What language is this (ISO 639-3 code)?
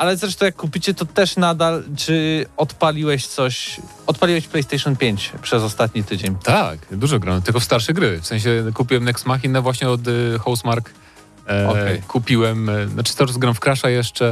pol